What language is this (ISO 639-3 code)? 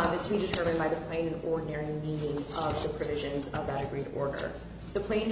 eng